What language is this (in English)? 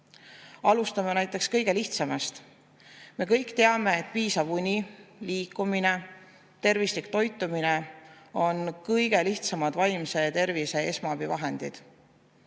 Estonian